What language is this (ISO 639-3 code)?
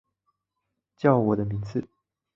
zho